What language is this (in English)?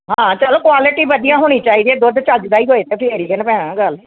Punjabi